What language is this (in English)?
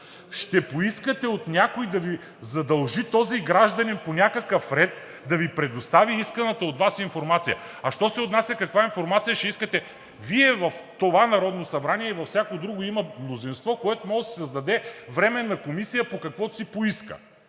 Bulgarian